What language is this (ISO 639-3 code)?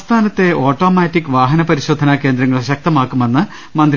mal